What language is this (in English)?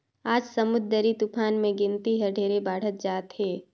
Chhattisgarhi